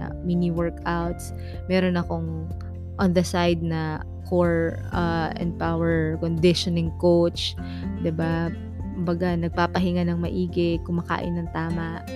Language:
Filipino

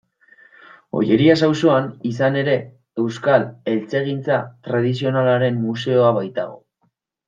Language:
Basque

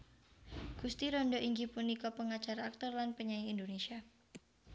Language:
Javanese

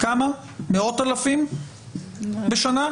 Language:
Hebrew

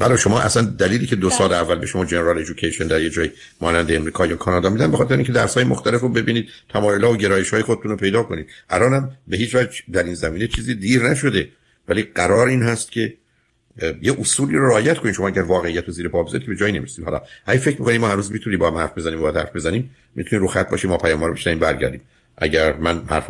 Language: Persian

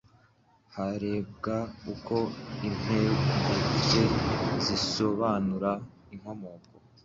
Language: Kinyarwanda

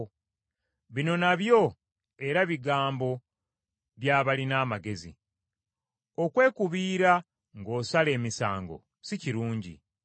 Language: Ganda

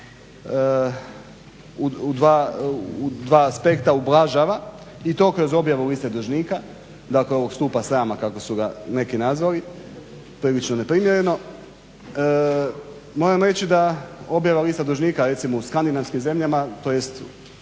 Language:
Croatian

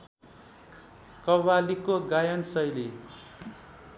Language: Nepali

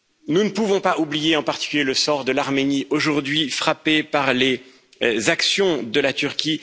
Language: French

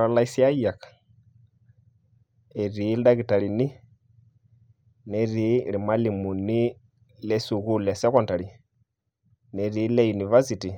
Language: Masai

